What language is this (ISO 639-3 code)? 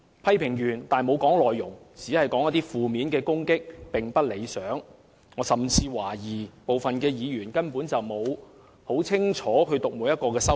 yue